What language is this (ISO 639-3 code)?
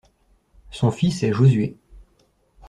fra